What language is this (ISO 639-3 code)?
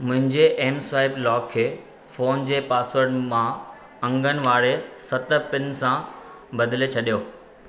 snd